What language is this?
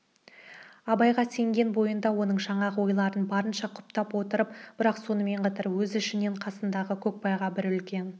Kazakh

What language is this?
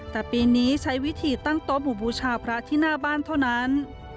Thai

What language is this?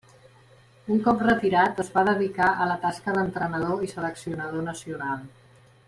Catalan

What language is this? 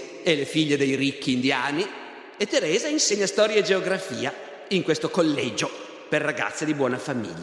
Italian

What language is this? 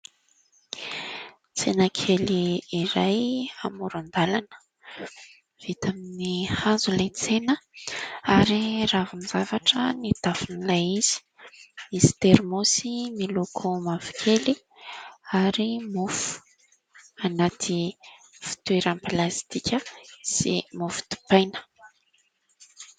Malagasy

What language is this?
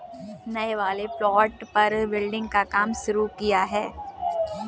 Hindi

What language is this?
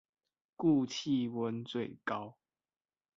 Chinese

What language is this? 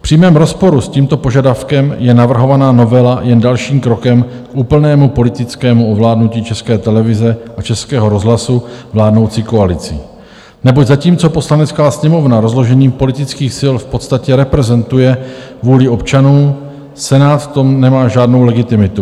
Czech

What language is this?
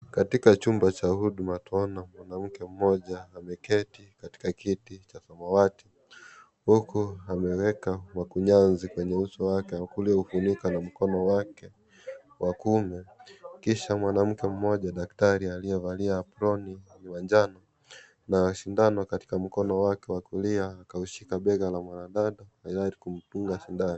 Swahili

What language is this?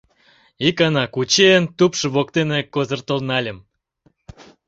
Mari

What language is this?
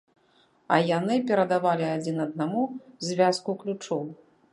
Belarusian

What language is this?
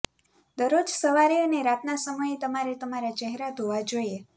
Gujarati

